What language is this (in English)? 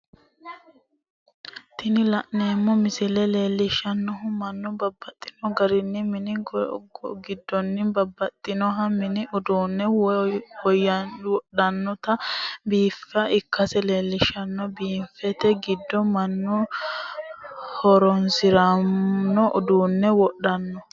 Sidamo